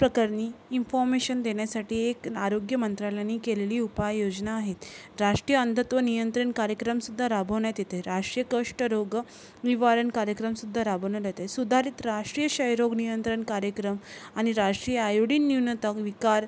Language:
Marathi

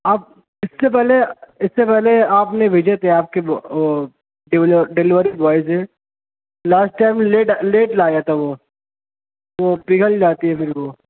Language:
Urdu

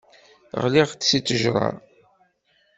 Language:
Kabyle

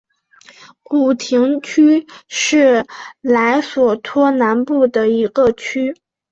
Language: Chinese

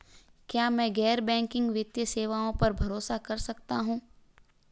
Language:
Hindi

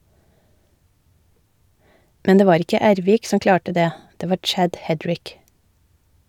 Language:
Norwegian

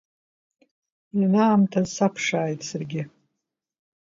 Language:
Abkhazian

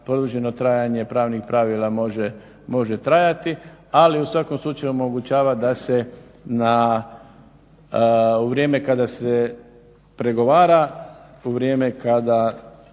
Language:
Croatian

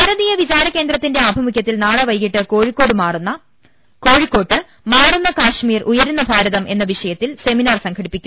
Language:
Malayalam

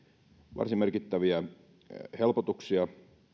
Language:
Finnish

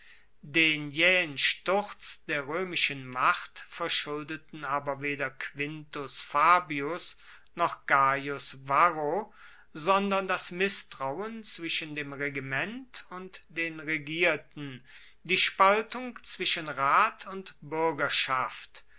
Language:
German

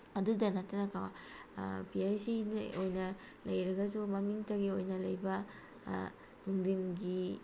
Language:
Manipuri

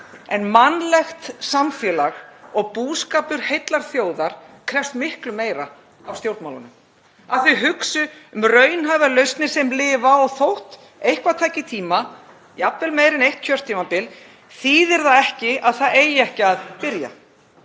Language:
Icelandic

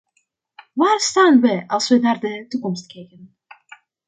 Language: Dutch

